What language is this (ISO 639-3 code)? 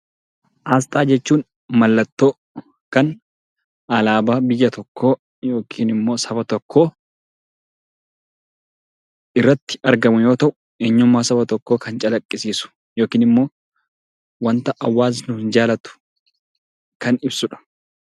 orm